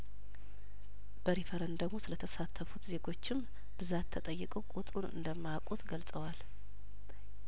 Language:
Amharic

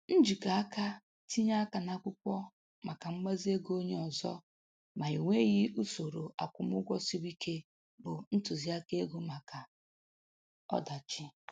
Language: Igbo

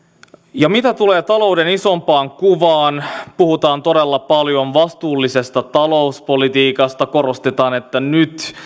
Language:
Finnish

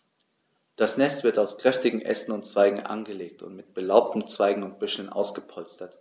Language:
German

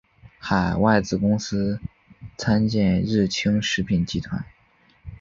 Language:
Chinese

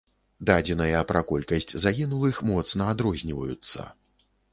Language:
Belarusian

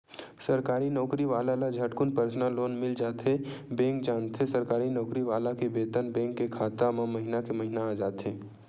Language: Chhattisgarhi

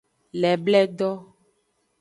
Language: Aja (Benin)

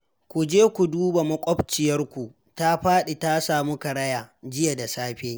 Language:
Hausa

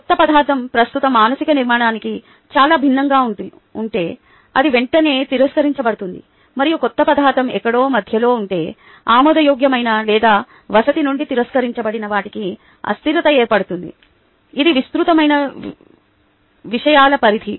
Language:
Telugu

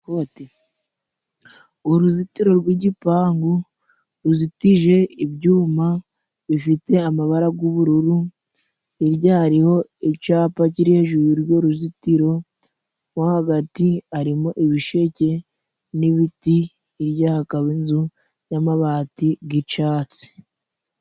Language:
Kinyarwanda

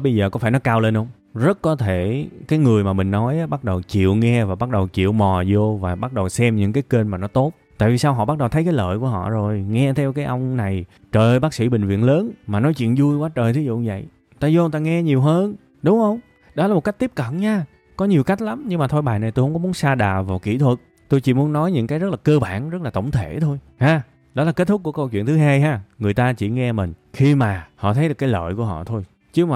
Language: Vietnamese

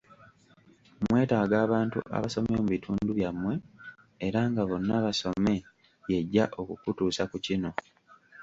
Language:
Ganda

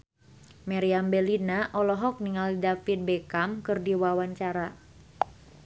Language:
Sundanese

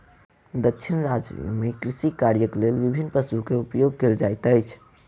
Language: Maithili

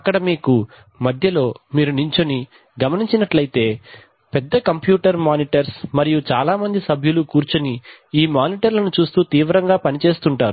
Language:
Telugu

